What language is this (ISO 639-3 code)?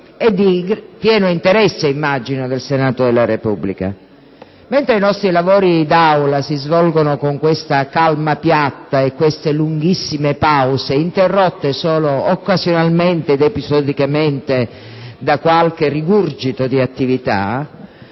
ita